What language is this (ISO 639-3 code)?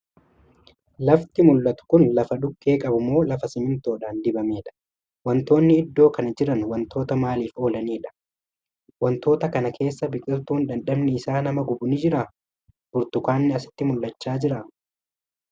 orm